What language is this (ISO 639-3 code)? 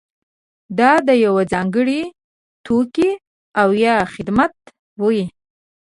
pus